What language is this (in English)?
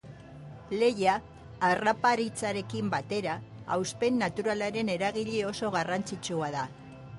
Basque